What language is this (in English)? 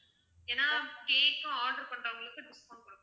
Tamil